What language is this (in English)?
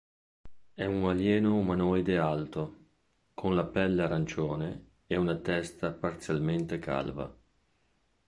Italian